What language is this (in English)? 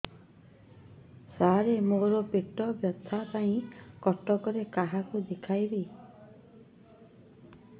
Odia